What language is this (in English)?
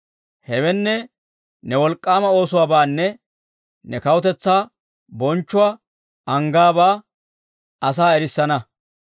Dawro